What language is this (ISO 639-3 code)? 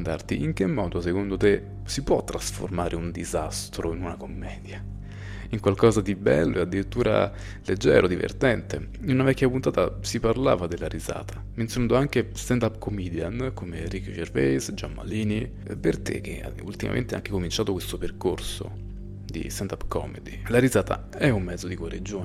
ita